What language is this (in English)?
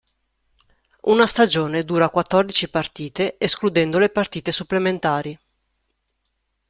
Italian